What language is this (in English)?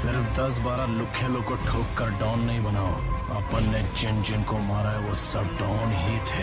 Hindi